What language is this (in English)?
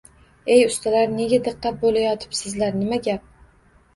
Uzbek